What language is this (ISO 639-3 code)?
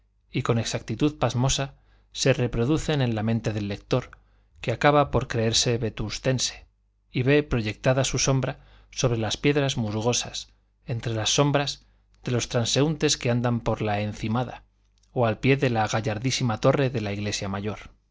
spa